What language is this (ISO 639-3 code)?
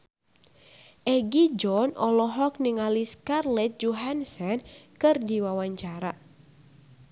sun